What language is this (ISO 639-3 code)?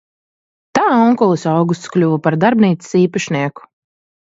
lav